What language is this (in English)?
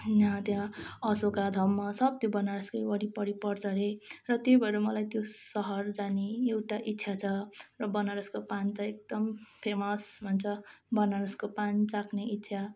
Nepali